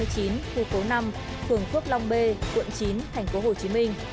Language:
Vietnamese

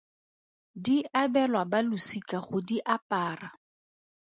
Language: Tswana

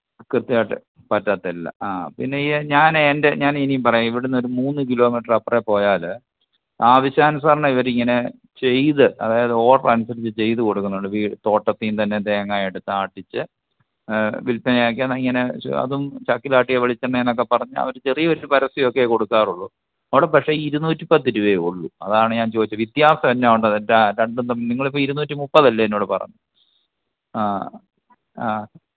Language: Malayalam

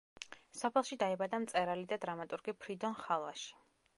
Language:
Georgian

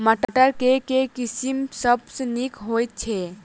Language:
Maithili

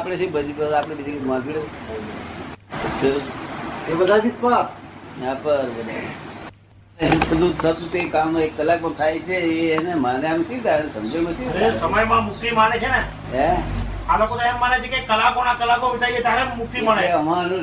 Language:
Gujarati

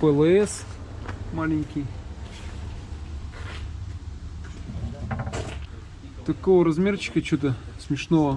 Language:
Russian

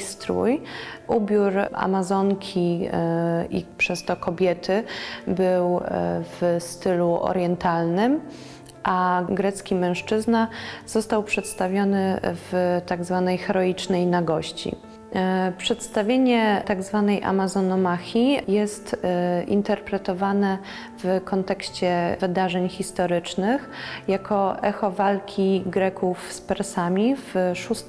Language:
Polish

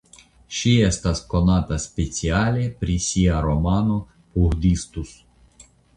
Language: Esperanto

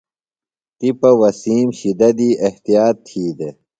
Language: Phalura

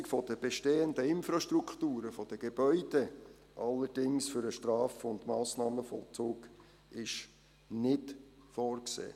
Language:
Swiss German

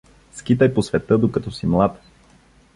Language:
Bulgarian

